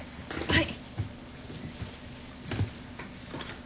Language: Japanese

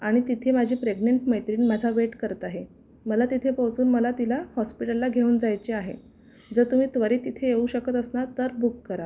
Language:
Marathi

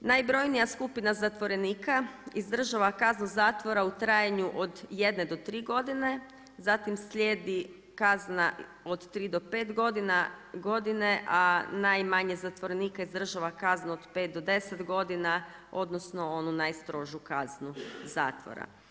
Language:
Croatian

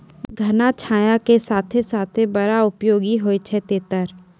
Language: Maithili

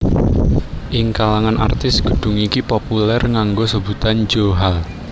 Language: Javanese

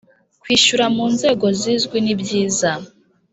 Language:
Kinyarwanda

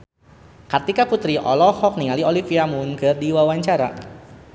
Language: Sundanese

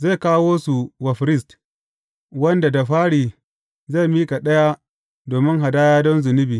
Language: Hausa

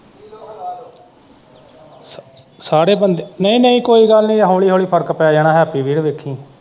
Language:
Punjabi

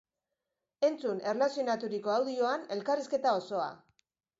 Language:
Basque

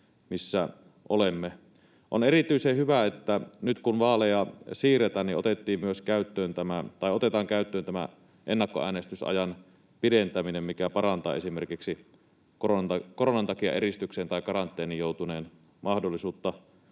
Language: Finnish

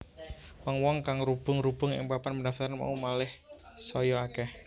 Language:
Javanese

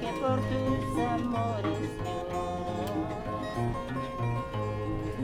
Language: French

